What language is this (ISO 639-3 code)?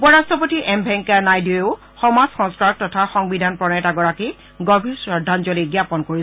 asm